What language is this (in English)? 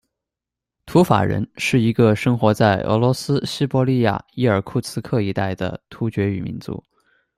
Chinese